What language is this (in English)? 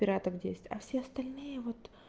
Russian